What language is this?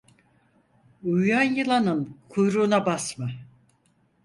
Turkish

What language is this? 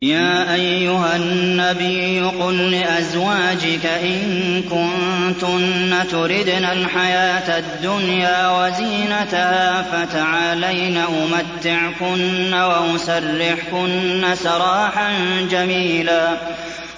Arabic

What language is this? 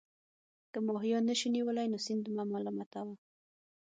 Pashto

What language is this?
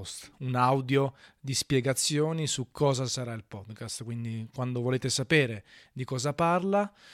Italian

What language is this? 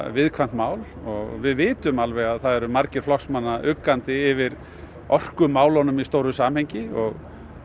Icelandic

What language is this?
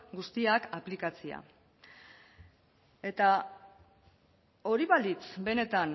Basque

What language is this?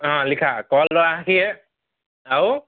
Assamese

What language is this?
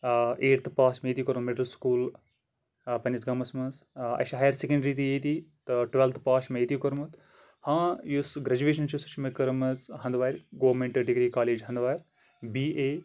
Kashmiri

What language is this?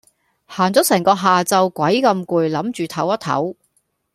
Cantonese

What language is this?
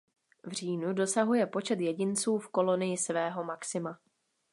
Czech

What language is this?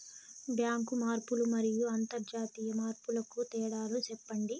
Telugu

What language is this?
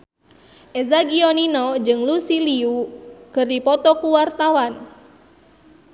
Sundanese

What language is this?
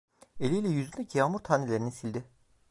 Turkish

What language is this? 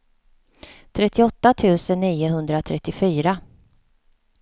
Swedish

